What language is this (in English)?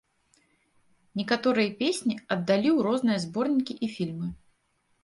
Belarusian